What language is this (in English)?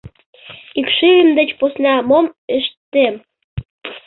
Mari